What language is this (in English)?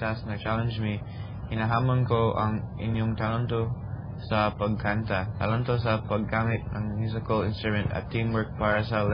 Filipino